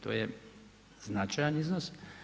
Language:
Croatian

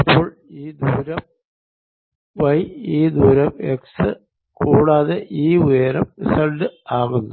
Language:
Malayalam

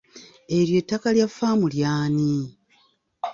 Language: Ganda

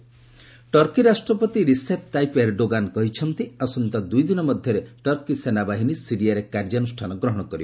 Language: Odia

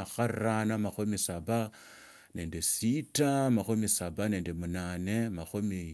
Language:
Tsotso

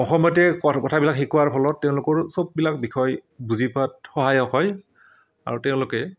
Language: Assamese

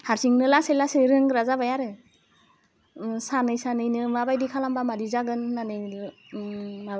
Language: Bodo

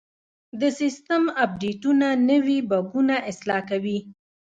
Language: Pashto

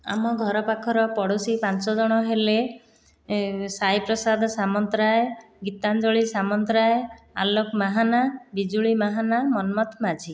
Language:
Odia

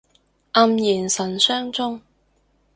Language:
Cantonese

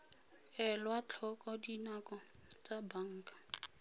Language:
Tswana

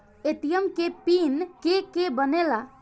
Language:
Bhojpuri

